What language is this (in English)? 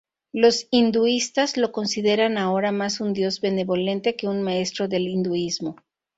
Spanish